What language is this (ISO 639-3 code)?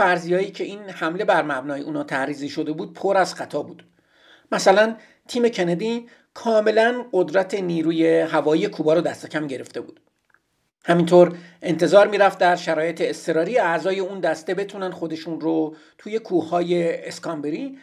fas